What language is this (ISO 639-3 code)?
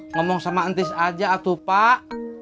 ind